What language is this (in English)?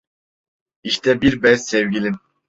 Turkish